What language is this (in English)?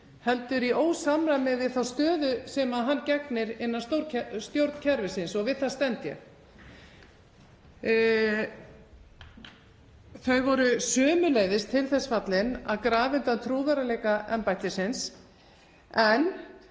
Icelandic